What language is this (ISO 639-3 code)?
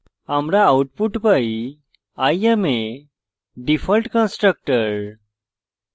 ben